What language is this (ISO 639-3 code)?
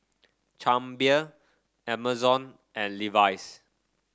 eng